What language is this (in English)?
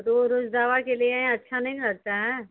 Hindi